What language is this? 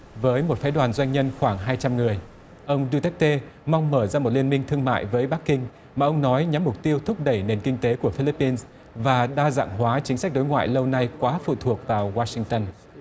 Vietnamese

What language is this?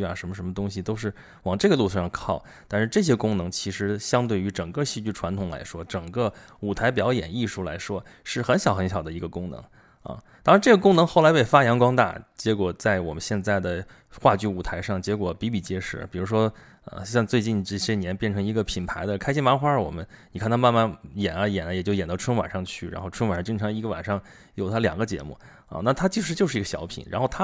Chinese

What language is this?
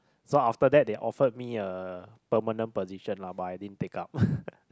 English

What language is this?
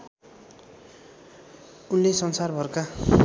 Nepali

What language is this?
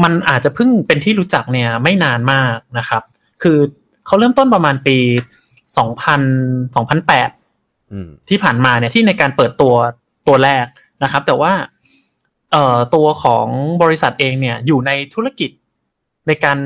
Thai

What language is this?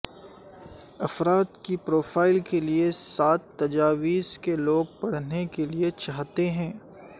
Urdu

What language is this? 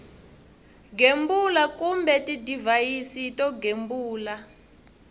Tsonga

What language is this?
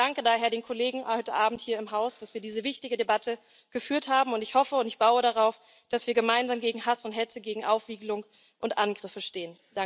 German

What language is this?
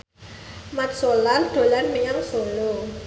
Javanese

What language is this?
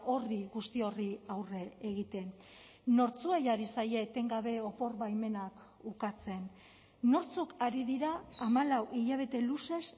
Basque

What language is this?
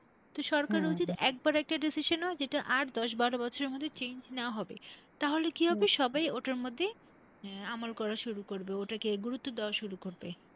Bangla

